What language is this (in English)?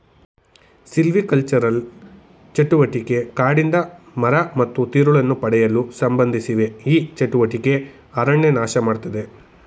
Kannada